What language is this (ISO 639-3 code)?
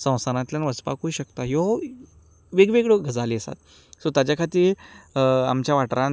kok